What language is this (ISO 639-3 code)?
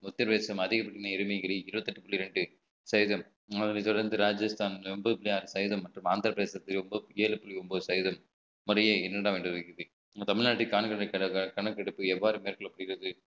tam